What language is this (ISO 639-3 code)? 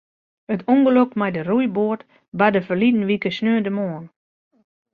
fry